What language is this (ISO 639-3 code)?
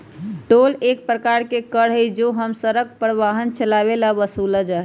mag